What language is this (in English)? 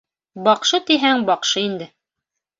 Bashkir